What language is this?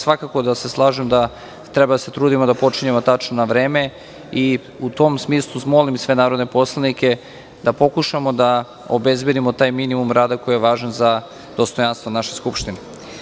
Serbian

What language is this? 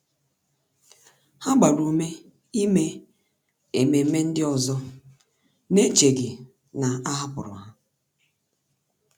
Igbo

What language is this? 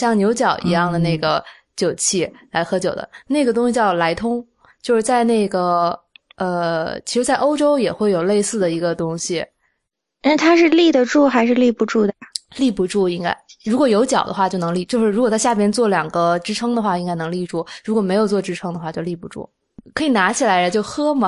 Chinese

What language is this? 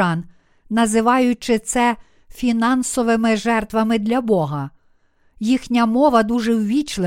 Ukrainian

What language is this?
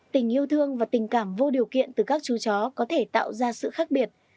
Vietnamese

